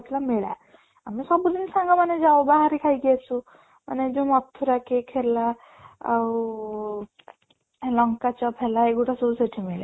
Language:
Odia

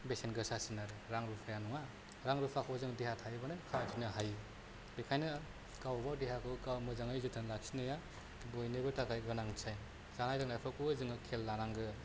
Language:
Bodo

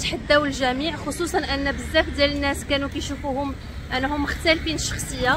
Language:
Arabic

